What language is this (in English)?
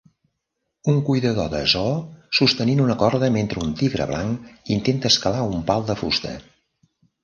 Catalan